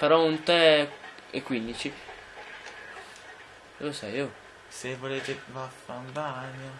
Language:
Italian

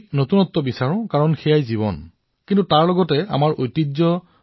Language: Assamese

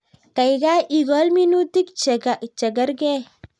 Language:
Kalenjin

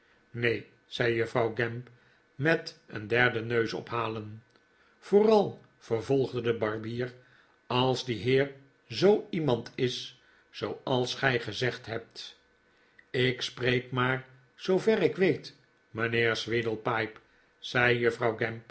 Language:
Dutch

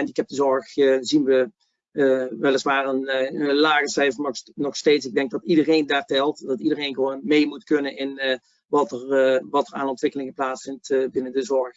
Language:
Dutch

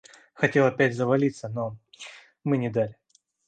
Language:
Russian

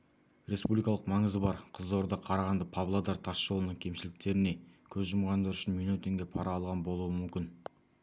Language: Kazakh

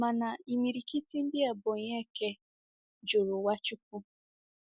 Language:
Igbo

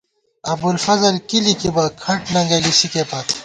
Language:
Gawar-Bati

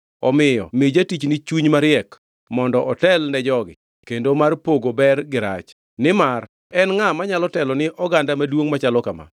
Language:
Luo (Kenya and Tanzania)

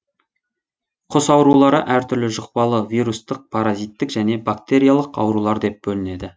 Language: Kazakh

